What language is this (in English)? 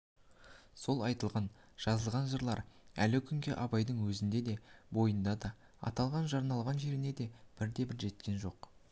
Kazakh